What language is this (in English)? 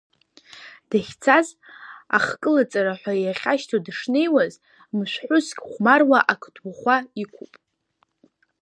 Abkhazian